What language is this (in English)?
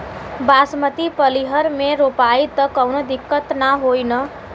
Bhojpuri